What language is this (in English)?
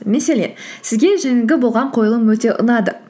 Kazakh